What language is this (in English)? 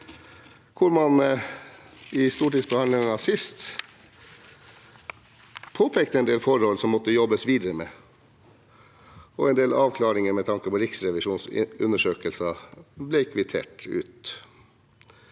Norwegian